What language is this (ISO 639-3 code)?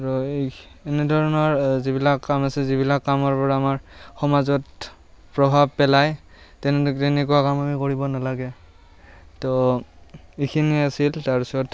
asm